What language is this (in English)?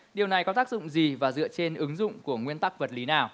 Vietnamese